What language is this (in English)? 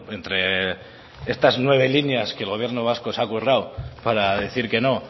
Spanish